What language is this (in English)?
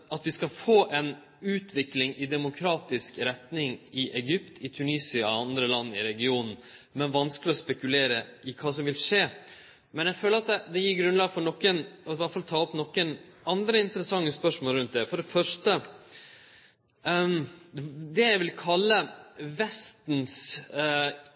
Norwegian Nynorsk